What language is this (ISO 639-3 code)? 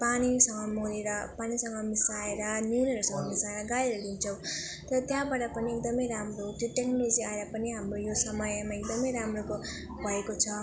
nep